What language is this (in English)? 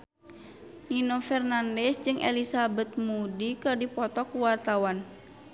Sundanese